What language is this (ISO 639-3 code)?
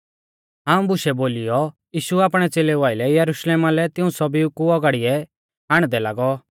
bfz